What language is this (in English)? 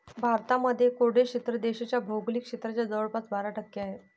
Marathi